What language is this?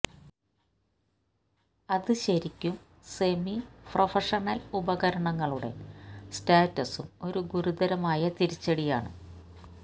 Malayalam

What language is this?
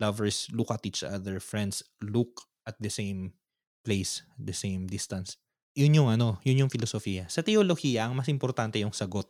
Filipino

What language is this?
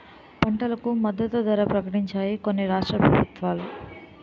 Telugu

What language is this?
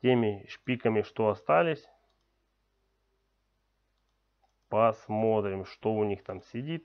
Russian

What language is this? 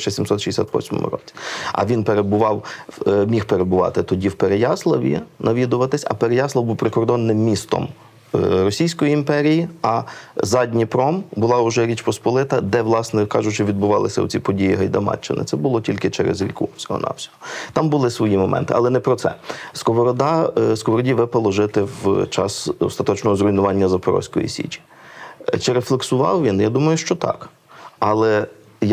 Ukrainian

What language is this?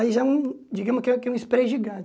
Portuguese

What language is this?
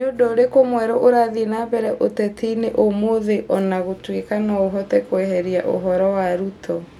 Kikuyu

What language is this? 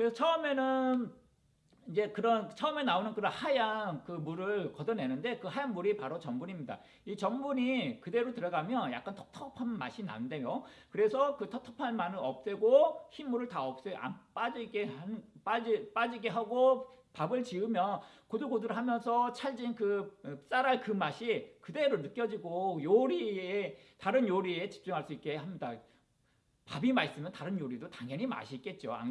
Korean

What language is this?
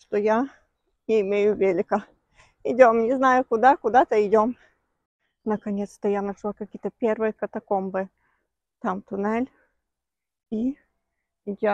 Russian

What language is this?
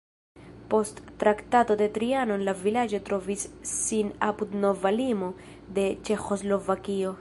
Esperanto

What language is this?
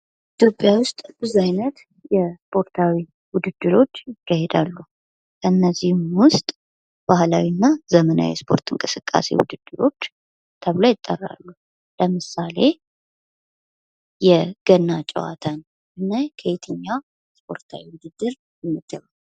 Amharic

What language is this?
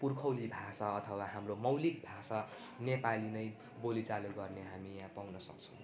Nepali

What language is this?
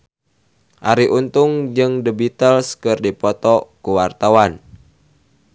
Sundanese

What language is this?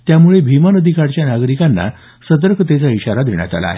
Marathi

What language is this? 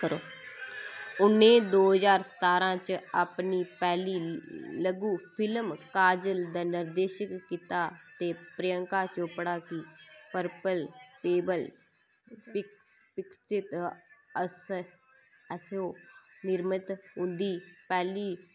Dogri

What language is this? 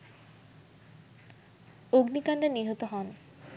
Bangla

